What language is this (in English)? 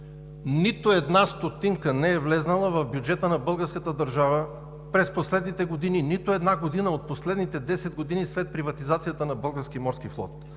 Bulgarian